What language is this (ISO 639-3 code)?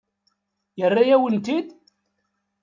kab